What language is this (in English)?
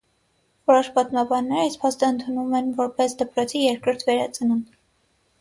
Armenian